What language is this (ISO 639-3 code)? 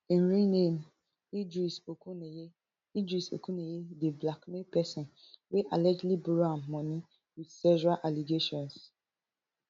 pcm